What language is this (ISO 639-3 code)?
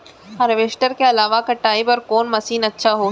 hne